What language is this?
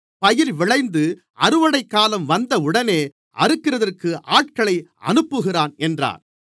Tamil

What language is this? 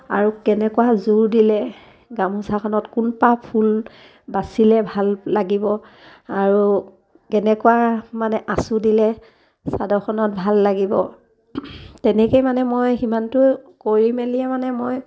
Assamese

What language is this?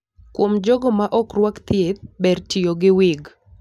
Luo (Kenya and Tanzania)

